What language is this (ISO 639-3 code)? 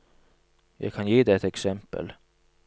nor